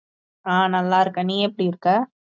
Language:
Tamil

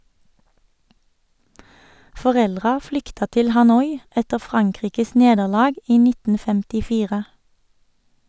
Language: Norwegian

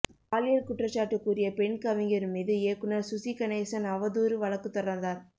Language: Tamil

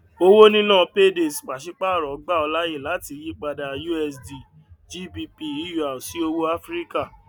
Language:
Yoruba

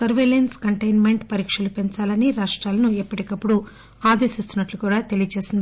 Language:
Telugu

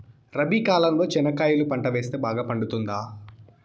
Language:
Telugu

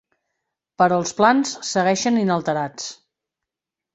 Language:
Catalan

